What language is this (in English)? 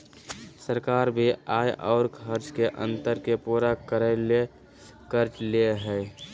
Magahi